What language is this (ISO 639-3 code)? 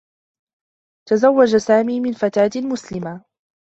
ara